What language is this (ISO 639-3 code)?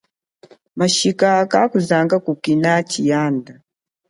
cjk